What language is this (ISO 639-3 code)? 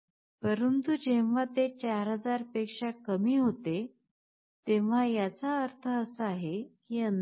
mar